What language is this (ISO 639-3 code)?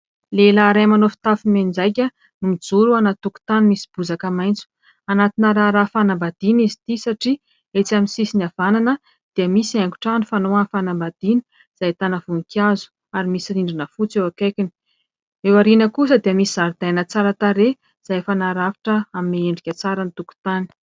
mlg